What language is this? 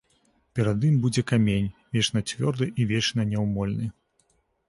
Belarusian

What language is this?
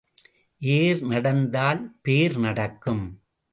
Tamil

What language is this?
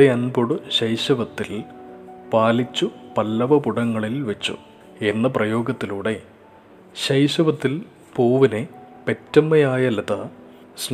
Malayalam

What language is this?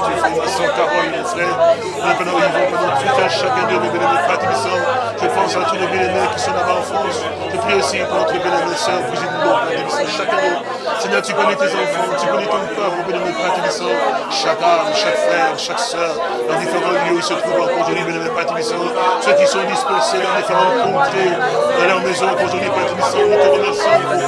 French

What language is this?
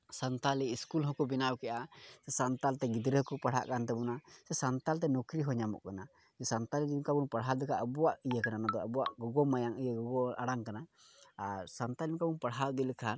Santali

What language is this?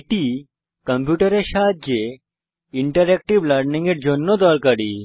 Bangla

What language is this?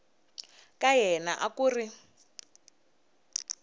Tsonga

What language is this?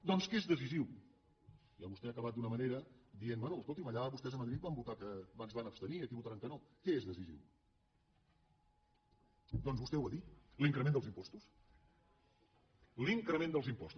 Catalan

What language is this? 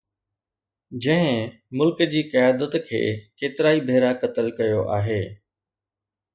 Sindhi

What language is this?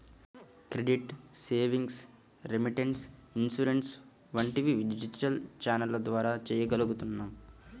Telugu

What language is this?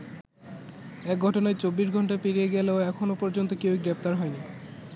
Bangla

